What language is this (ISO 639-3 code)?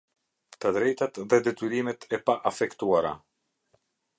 sqi